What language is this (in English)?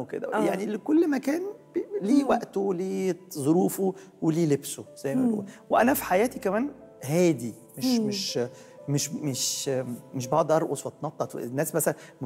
Arabic